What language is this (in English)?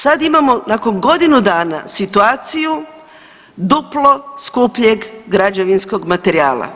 Croatian